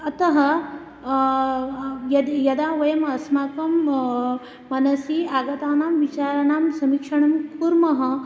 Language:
Sanskrit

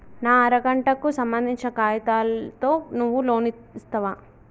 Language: Telugu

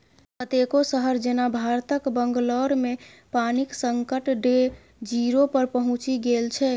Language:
Maithili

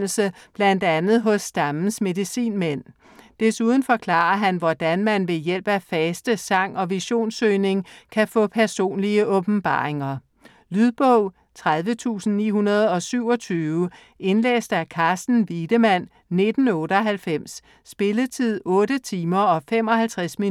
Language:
Danish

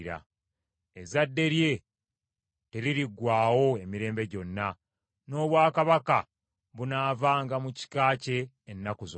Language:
Ganda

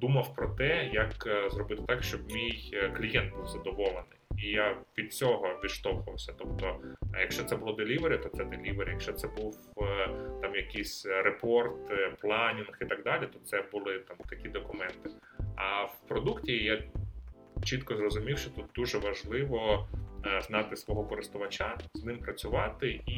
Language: Ukrainian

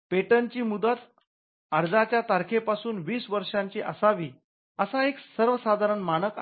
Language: Marathi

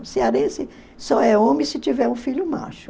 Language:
Portuguese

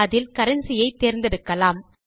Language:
Tamil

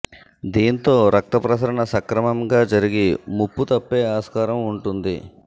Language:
Telugu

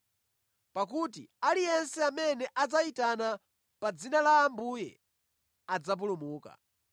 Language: Nyanja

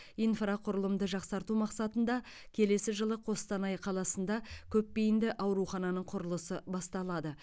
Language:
Kazakh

